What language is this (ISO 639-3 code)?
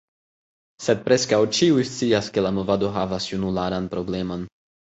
epo